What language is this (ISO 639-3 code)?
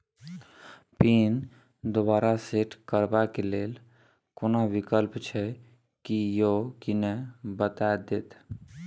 mai